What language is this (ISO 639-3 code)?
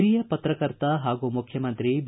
kan